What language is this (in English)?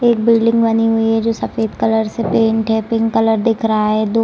Hindi